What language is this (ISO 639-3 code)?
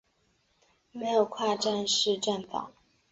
zho